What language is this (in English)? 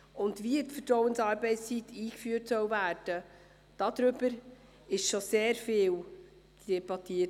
Swiss German